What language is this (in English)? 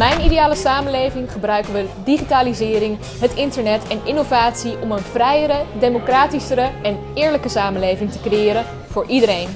Dutch